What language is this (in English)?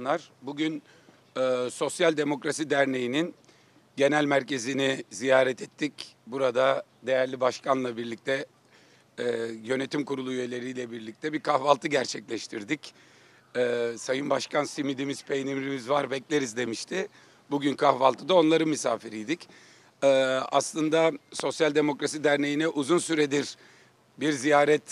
Turkish